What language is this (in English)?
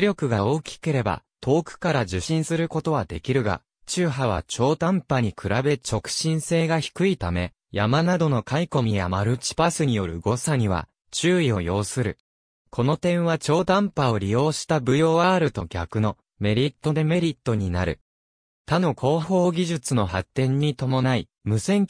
Japanese